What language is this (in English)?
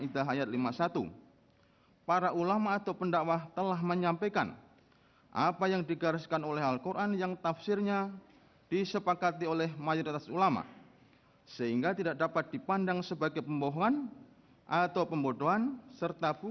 Indonesian